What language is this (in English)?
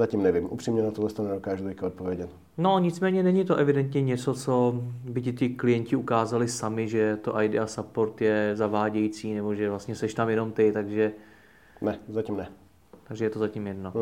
Czech